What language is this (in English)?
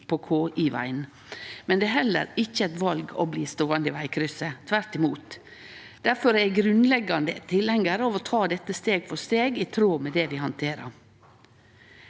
Norwegian